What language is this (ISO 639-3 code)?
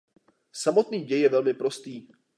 ces